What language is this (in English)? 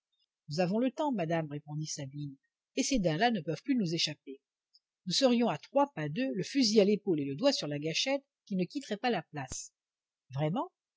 French